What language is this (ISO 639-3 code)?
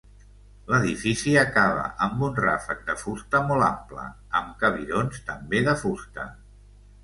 cat